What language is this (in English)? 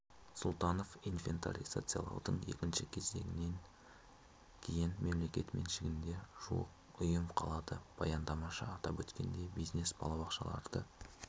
Kazakh